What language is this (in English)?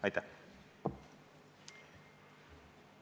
Estonian